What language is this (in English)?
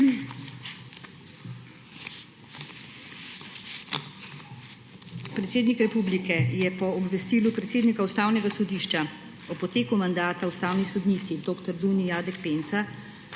Slovenian